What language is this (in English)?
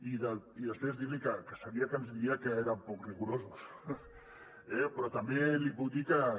Catalan